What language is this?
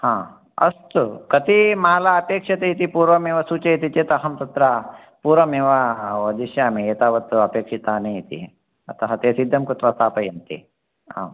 Sanskrit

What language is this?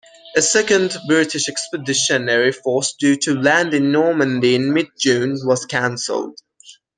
English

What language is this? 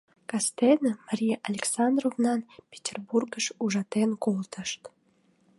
Mari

